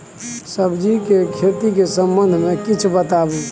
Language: Maithili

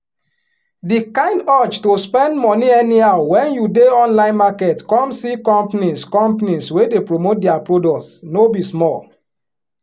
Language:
Nigerian Pidgin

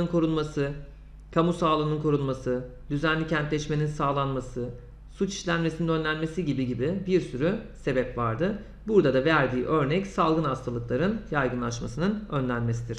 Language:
Turkish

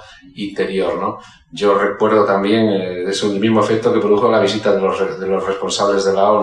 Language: Spanish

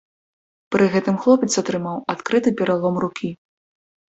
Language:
Belarusian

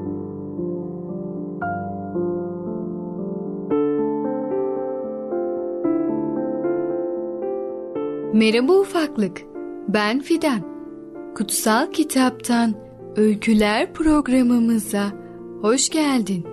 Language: Turkish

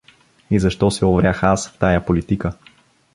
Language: Bulgarian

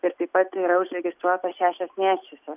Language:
Lithuanian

